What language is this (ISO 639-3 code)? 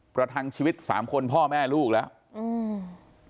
tha